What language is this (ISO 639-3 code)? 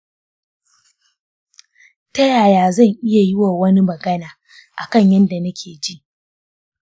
hau